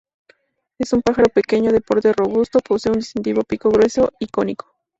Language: Spanish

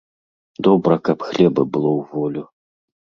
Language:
Belarusian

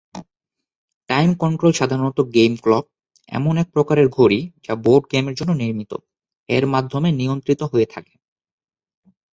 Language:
Bangla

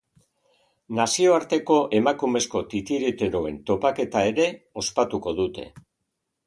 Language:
Basque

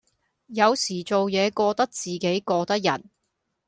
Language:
Cantonese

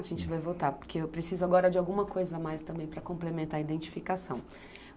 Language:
Portuguese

